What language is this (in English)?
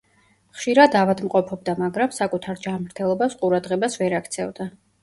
Georgian